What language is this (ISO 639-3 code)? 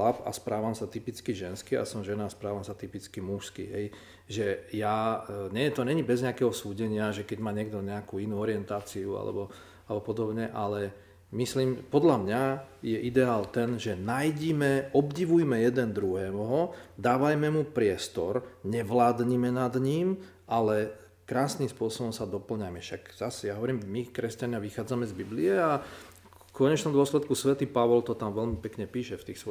slk